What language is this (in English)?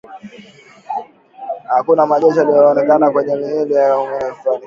Swahili